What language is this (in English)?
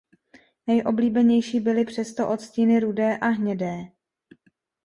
Czech